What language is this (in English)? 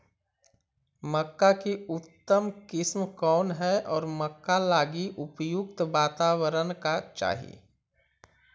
Magahi